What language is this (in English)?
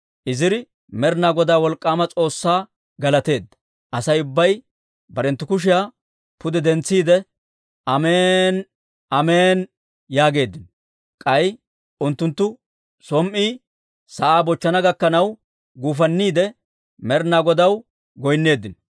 Dawro